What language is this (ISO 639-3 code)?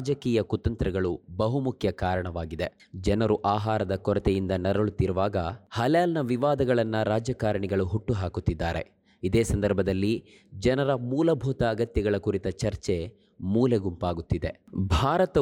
kan